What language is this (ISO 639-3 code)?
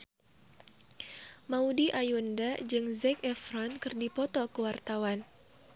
sun